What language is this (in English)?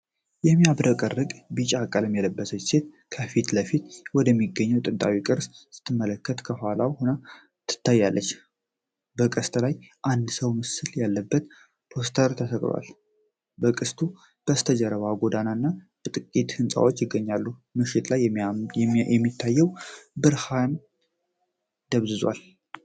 Amharic